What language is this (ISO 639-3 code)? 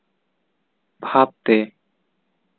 sat